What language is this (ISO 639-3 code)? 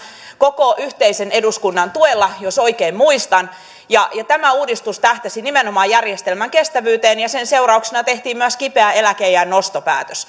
fin